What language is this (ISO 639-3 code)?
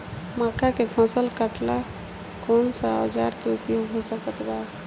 bho